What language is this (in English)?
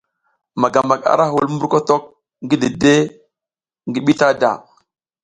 South Giziga